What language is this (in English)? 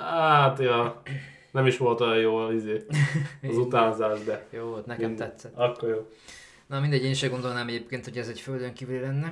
Hungarian